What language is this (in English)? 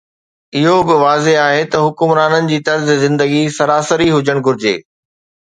Sindhi